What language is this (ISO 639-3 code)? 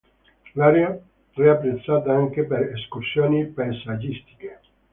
ita